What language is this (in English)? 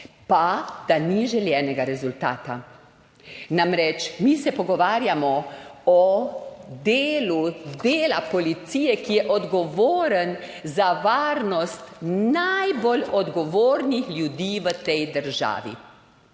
Slovenian